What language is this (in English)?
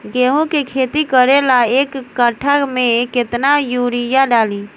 Bhojpuri